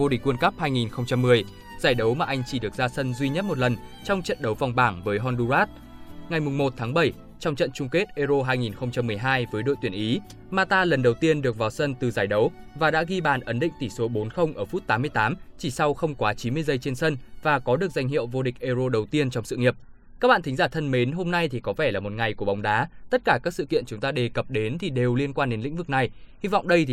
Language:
Vietnamese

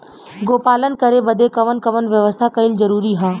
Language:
Bhojpuri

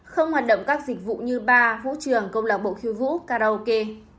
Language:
Vietnamese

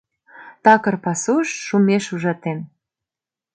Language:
Mari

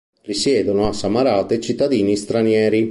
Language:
Italian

